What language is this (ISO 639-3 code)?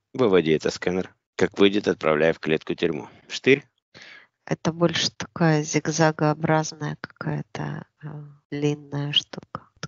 rus